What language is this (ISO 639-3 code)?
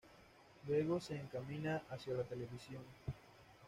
spa